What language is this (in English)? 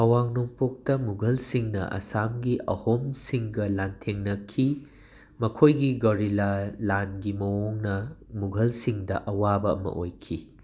Manipuri